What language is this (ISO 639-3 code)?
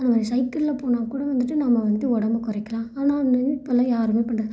tam